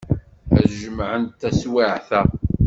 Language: Kabyle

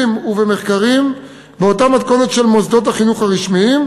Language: Hebrew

